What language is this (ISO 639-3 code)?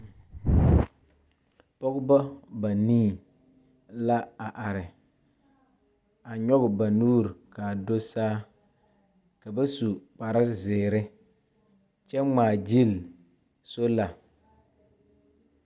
dga